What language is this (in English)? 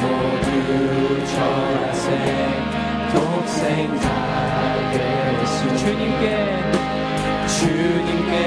Korean